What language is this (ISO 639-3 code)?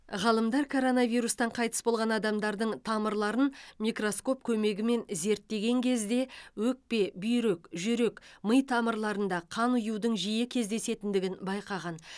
kaz